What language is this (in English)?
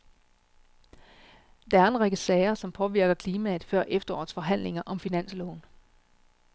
Danish